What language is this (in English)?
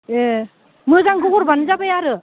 Bodo